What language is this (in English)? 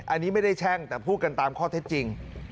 Thai